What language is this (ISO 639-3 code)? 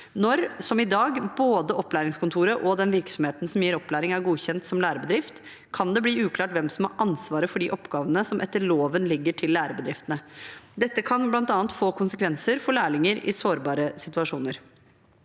nor